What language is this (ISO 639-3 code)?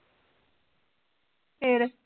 pan